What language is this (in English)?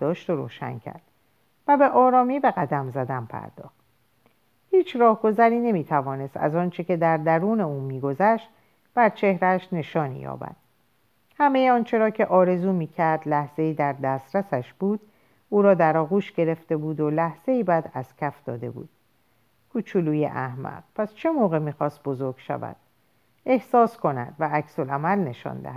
Persian